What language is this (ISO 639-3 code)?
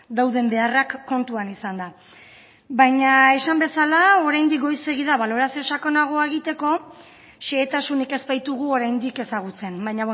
eus